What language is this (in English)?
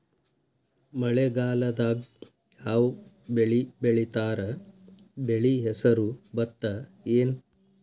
Kannada